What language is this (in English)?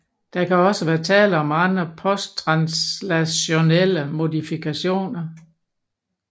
Danish